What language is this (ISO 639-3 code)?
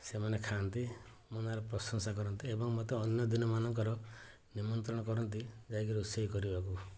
ori